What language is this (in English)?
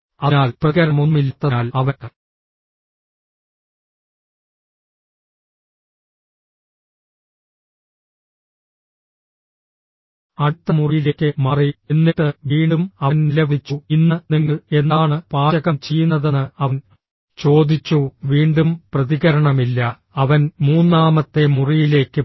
Malayalam